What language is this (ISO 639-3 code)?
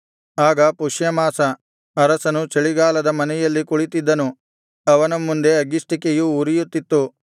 kan